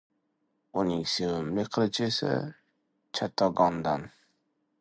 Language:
Uzbek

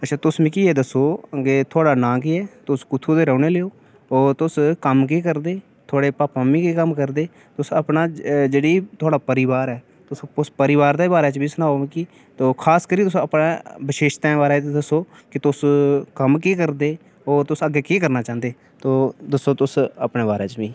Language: Dogri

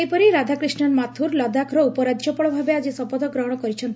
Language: Odia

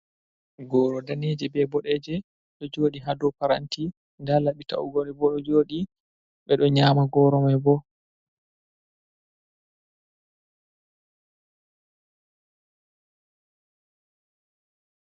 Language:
Fula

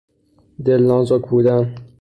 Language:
Persian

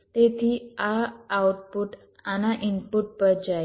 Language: Gujarati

